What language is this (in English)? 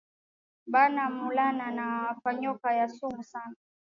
Swahili